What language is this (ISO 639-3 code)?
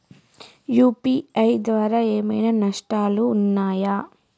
tel